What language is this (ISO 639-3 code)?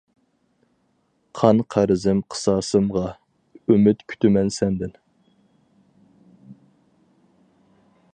uig